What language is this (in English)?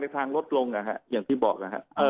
Thai